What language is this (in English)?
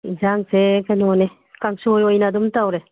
Manipuri